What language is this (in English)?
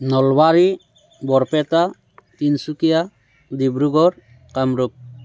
Assamese